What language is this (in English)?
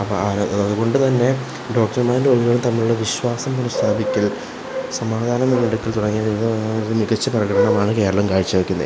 Malayalam